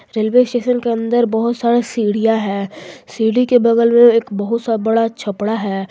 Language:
Hindi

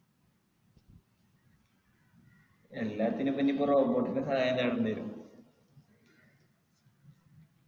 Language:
Malayalam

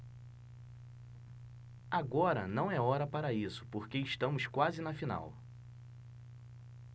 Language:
Portuguese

